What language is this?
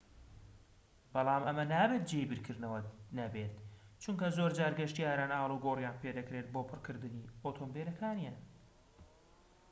Central Kurdish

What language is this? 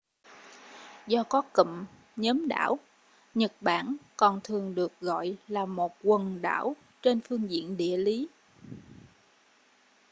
Vietnamese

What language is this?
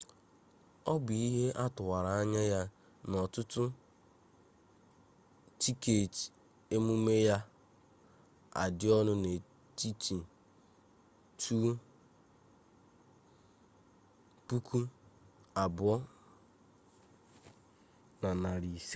Igbo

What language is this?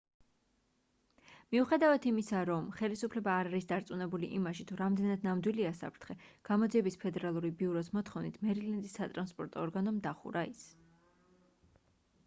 Georgian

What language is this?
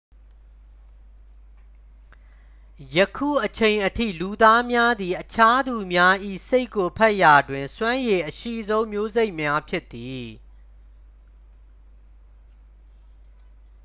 Burmese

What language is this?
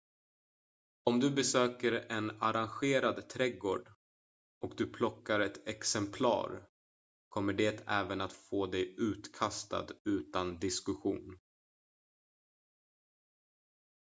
Swedish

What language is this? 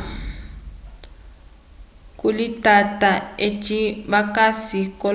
Umbundu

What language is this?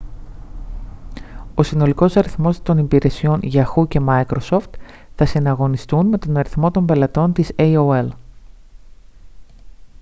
Greek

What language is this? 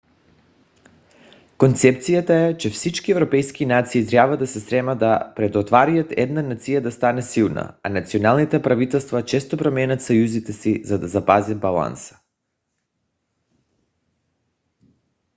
Bulgarian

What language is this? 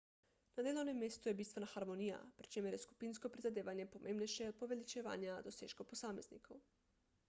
Slovenian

